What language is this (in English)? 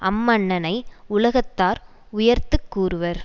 Tamil